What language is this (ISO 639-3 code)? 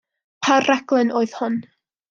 cym